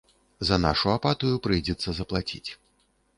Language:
Belarusian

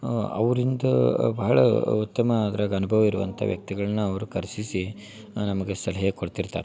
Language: Kannada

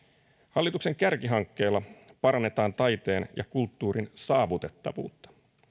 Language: Finnish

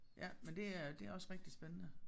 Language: Danish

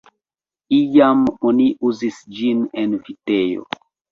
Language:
Esperanto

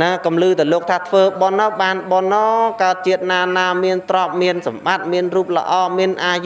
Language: Vietnamese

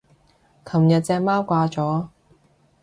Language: Cantonese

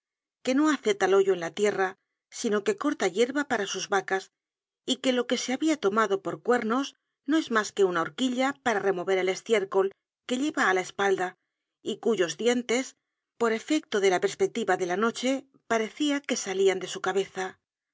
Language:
Spanish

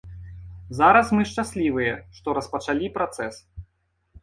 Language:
Belarusian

